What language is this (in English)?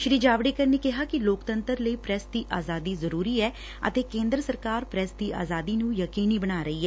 Punjabi